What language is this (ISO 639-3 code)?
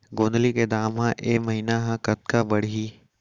hne